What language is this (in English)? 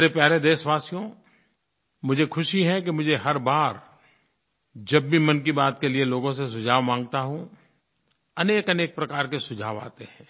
Hindi